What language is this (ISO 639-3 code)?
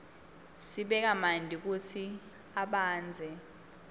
ssw